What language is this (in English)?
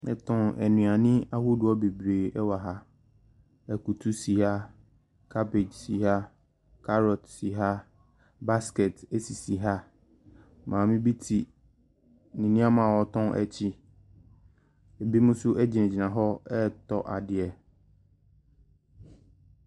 Akan